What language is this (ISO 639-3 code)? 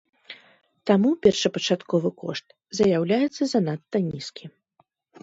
bel